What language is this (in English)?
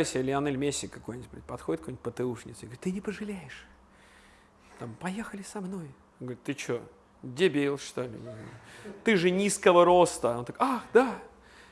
Russian